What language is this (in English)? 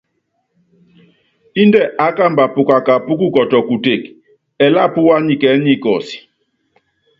Yangben